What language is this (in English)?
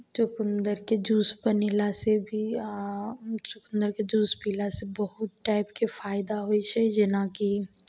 Maithili